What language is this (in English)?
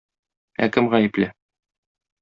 Tatar